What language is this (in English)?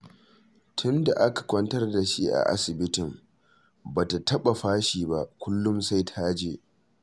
Hausa